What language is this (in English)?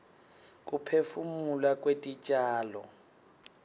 Swati